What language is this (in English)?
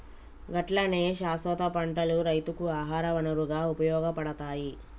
Telugu